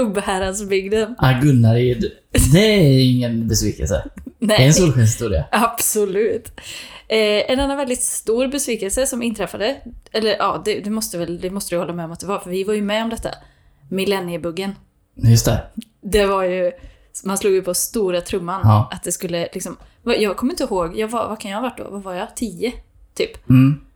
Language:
Swedish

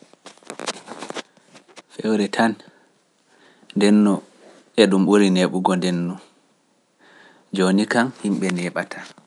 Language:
Pular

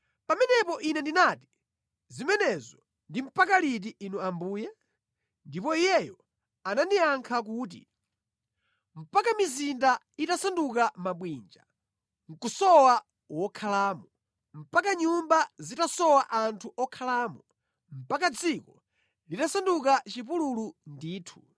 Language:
Nyanja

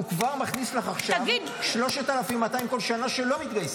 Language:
Hebrew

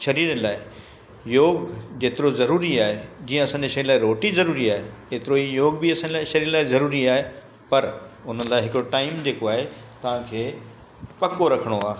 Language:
Sindhi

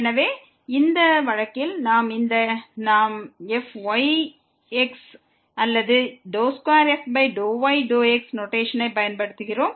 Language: Tamil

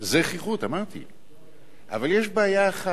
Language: Hebrew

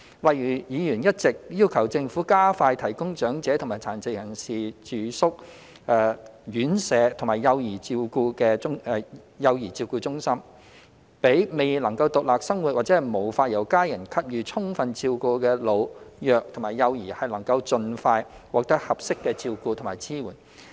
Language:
Cantonese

